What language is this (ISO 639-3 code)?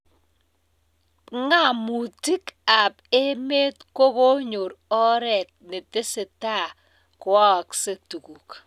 kln